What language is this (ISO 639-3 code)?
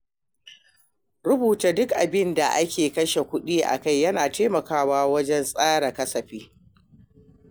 hau